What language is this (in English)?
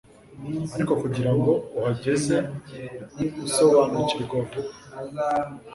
Kinyarwanda